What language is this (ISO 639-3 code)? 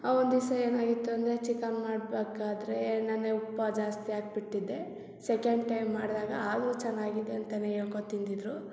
kan